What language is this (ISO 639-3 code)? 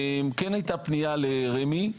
heb